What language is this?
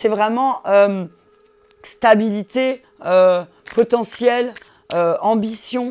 French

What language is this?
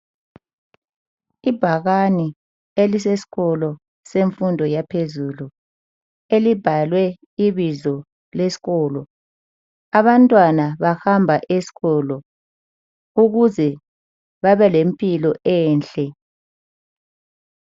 North Ndebele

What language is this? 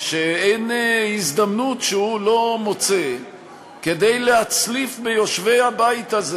Hebrew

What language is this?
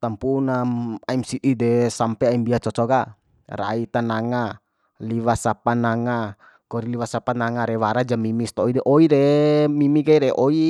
Bima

